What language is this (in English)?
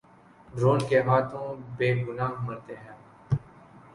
Urdu